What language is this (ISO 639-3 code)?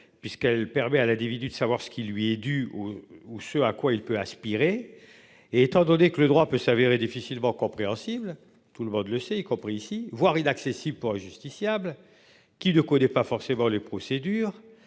fra